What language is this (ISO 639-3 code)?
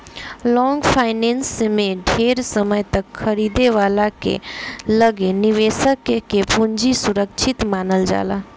bho